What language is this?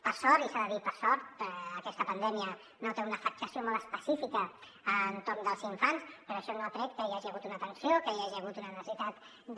Catalan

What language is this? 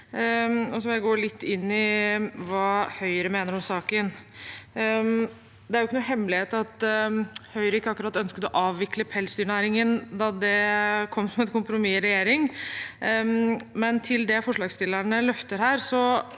Norwegian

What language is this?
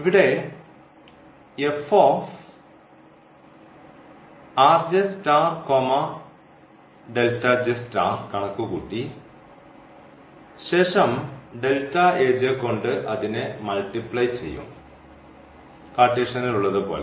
Malayalam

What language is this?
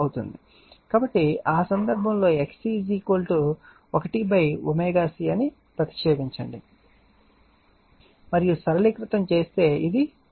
Telugu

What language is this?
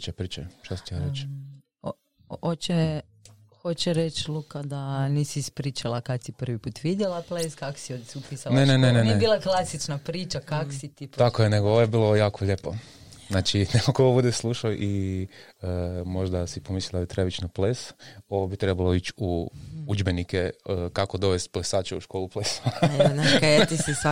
Croatian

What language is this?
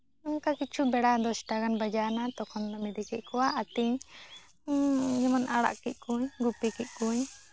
Santali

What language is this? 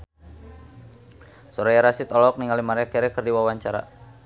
Sundanese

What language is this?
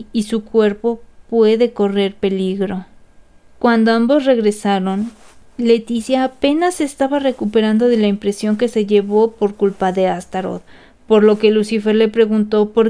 Spanish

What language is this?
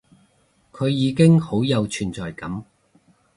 Cantonese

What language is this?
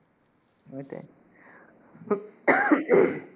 Bangla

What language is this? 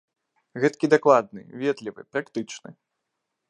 Belarusian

